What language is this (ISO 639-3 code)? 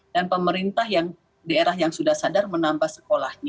ind